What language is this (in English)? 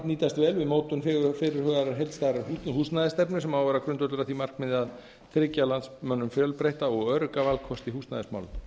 Icelandic